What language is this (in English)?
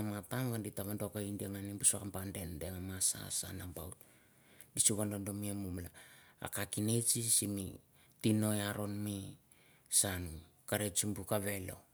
Mandara